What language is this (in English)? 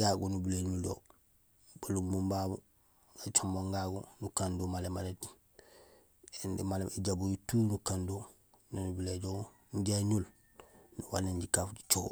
Gusilay